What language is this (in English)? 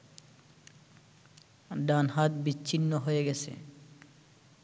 Bangla